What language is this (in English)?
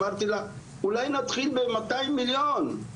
Hebrew